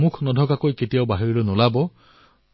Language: Assamese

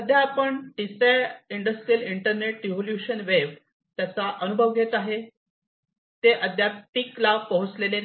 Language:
Marathi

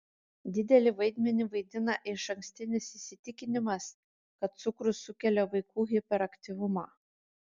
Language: Lithuanian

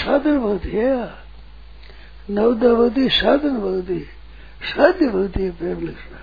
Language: Hindi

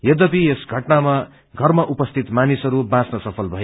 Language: Nepali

